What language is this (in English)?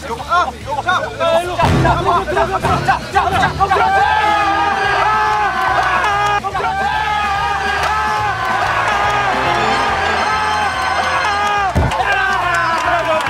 Korean